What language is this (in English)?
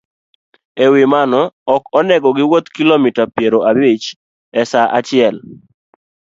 Luo (Kenya and Tanzania)